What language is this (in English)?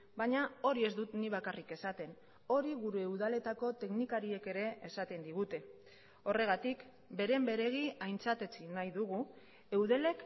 Basque